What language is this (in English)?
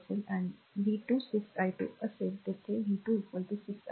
Marathi